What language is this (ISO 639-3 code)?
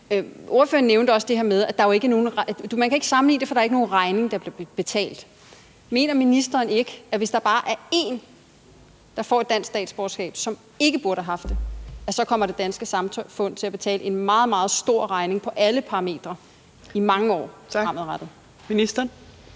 dan